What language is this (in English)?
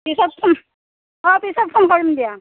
Assamese